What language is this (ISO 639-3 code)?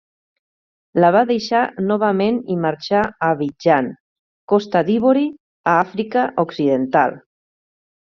cat